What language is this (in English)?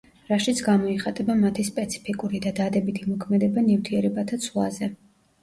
Georgian